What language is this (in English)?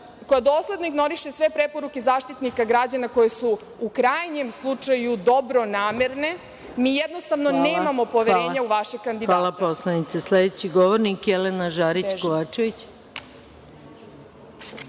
Serbian